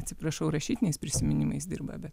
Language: Lithuanian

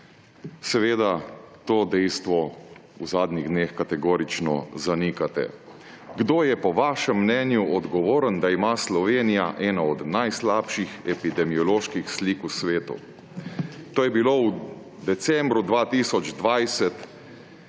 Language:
Slovenian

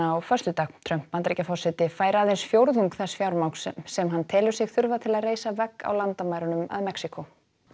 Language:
Icelandic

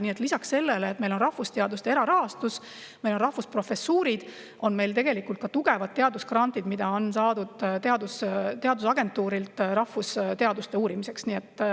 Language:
Estonian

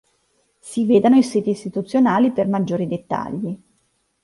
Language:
Italian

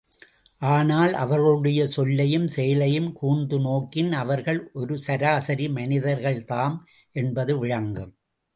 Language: Tamil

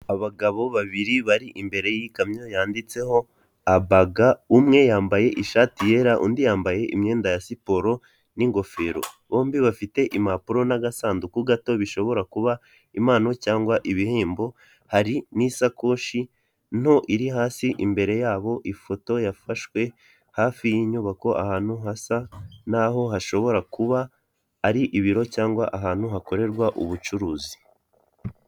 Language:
Kinyarwanda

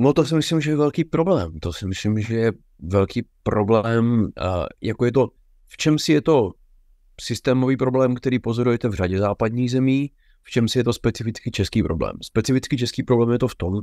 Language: Czech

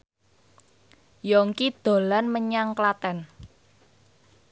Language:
Javanese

